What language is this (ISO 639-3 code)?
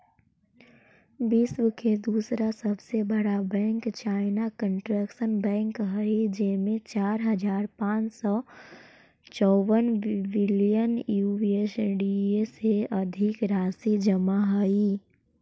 mag